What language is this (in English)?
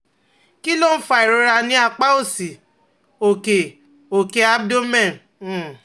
Yoruba